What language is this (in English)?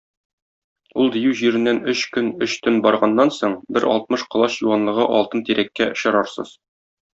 Tatar